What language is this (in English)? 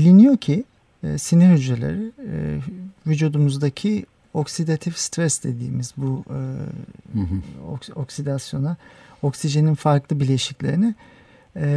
Turkish